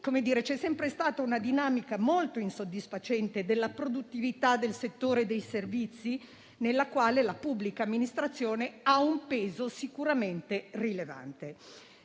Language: Italian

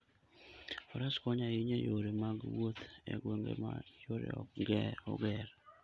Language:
Luo (Kenya and Tanzania)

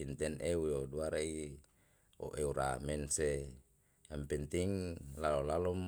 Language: Yalahatan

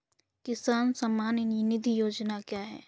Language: Hindi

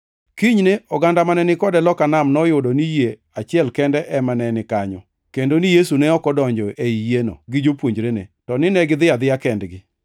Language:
Luo (Kenya and Tanzania)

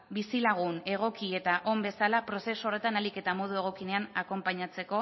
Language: Basque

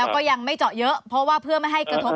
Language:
Thai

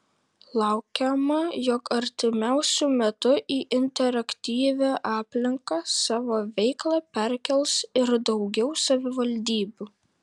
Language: Lithuanian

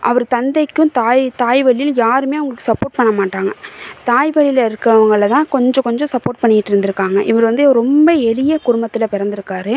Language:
Tamil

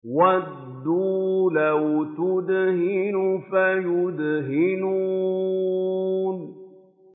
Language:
Arabic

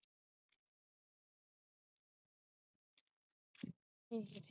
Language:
Punjabi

